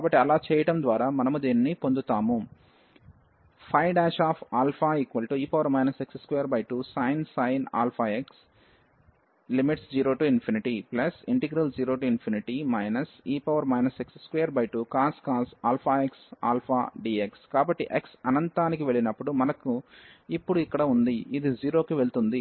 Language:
Telugu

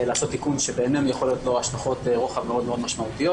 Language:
Hebrew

